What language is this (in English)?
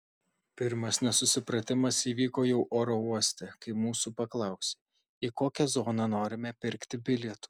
Lithuanian